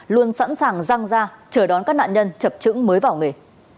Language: Vietnamese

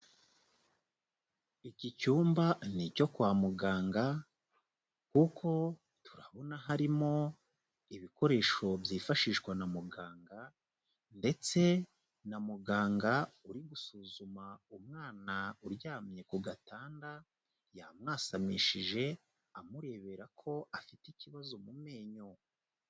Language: Kinyarwanda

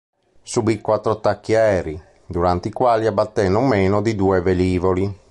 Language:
Italian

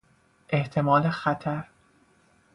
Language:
Persian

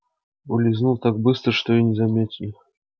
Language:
Russian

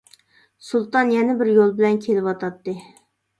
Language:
Uyghur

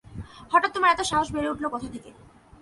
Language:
Bangla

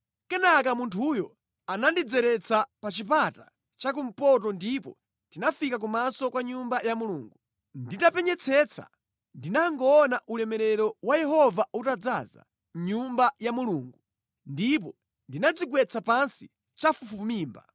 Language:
Nyanja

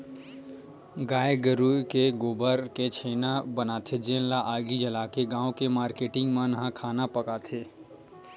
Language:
Chhattisgarhi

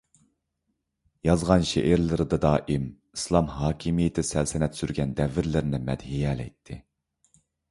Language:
Uyghur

